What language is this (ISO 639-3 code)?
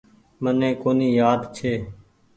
gig